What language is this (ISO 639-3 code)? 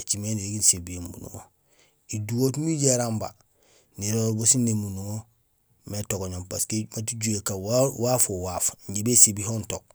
gsl